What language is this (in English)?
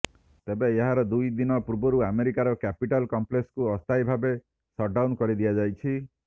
Odia